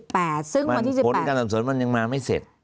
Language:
Thai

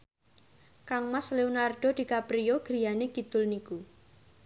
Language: Javanese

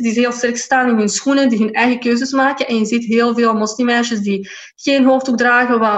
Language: Dutch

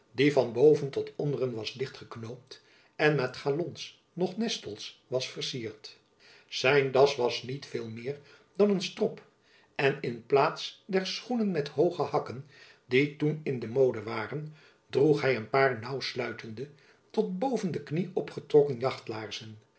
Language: Dutch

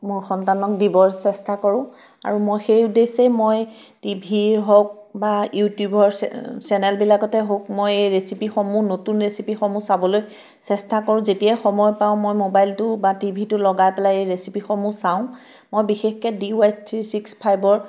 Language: Assamese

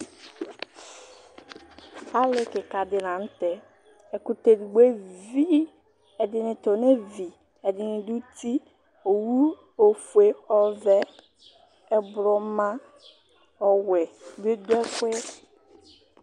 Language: Ikposo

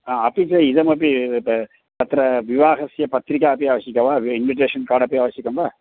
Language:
Sanskrit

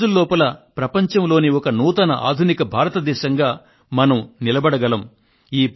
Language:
Telugu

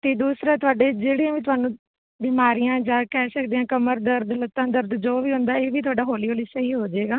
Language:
Punjabi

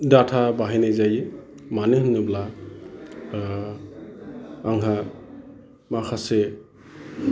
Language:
Bodo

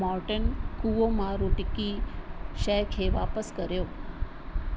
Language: Sindhi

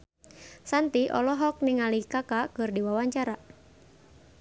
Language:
Sundanese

